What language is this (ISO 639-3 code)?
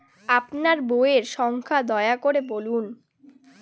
ben